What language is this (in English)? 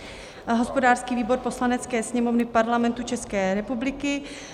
Czech